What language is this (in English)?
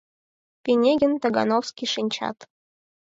Mari